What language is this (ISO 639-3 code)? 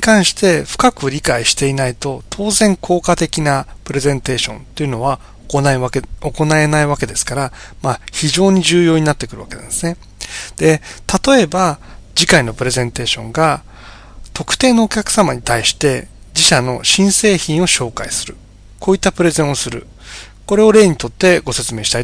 jpn